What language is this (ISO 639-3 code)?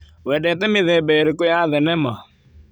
kik